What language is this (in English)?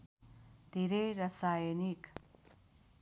Nepali